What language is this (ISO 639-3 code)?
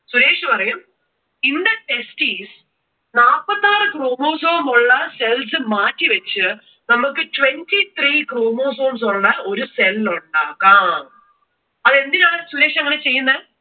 mal